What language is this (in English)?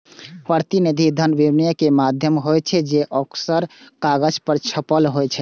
Maithili